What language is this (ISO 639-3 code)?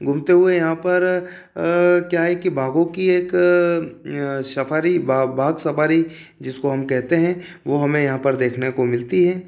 hin